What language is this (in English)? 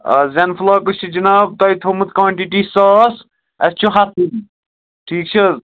Kashmiri